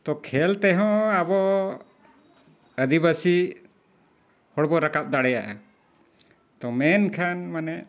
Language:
Santali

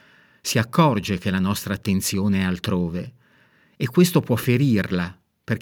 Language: Italian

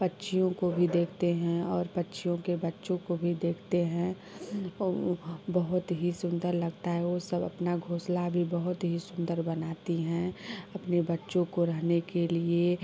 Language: Hindi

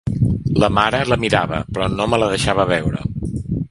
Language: Catalan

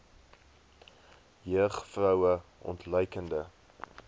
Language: Afrikaans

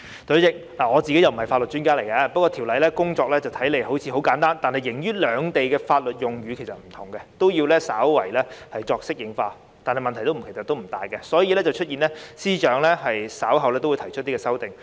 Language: Cantonese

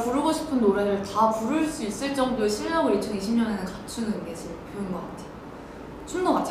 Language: Korean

